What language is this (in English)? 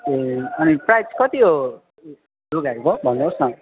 Nepali